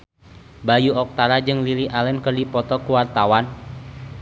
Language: Sundanese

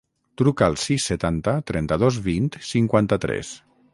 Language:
Catalan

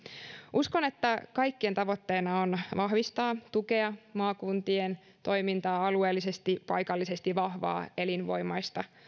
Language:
Finnish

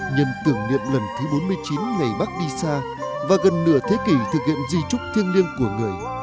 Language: Vietnamese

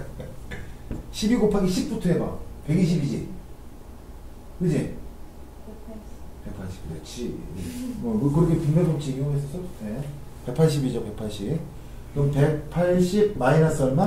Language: Korean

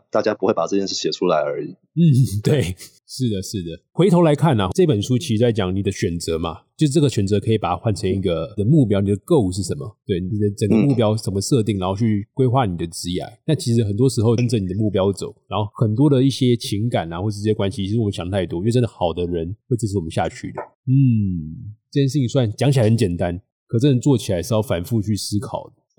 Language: Chinese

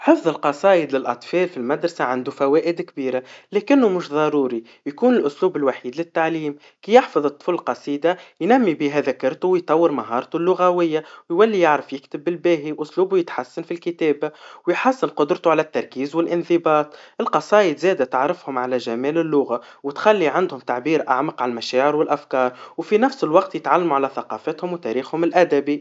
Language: Tunisian Arabic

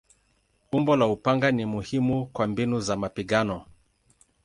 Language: Swahili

